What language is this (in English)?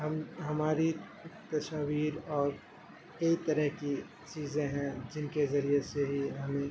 Urdu